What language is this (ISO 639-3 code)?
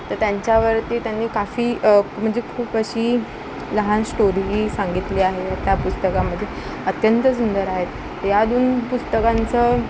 mar